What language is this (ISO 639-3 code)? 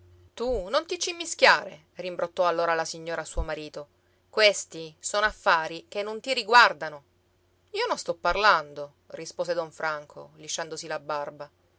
ita